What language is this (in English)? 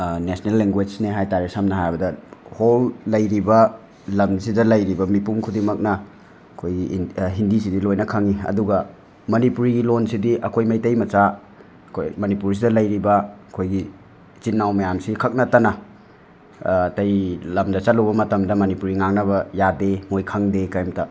Manipuri